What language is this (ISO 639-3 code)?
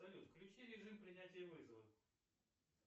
rus